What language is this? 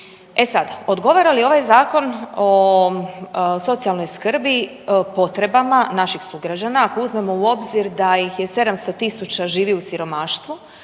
Croatian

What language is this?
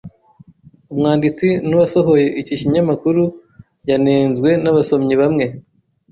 Kinyarwanda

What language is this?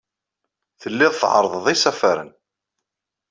Kabyle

